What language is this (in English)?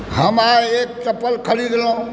Maithili